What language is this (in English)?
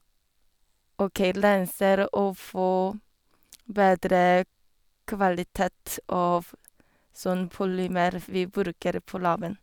Norwegian